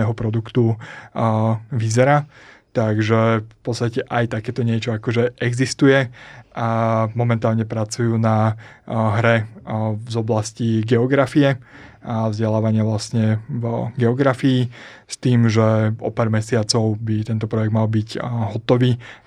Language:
Slovak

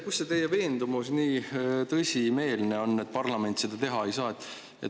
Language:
Estonian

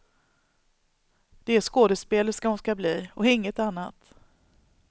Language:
Swedish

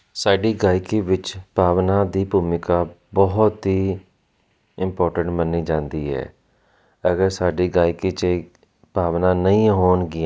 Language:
Punjabi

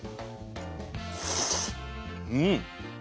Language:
Japanese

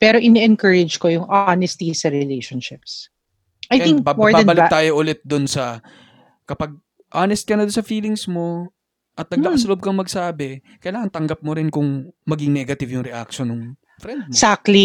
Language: Filipino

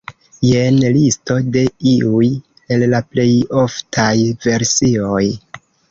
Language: Esperanto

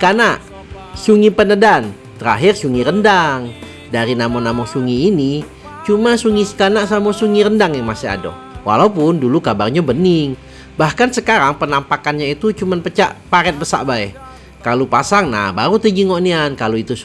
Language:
Indonesian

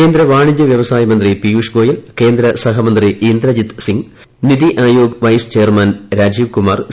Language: Malayalam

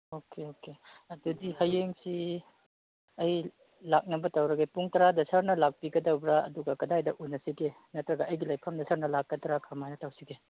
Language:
Manipuri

